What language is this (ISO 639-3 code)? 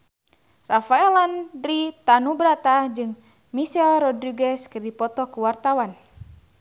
sun